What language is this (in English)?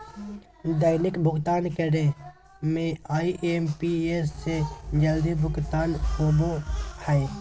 Magahi